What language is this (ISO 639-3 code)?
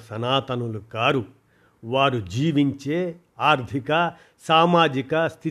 tel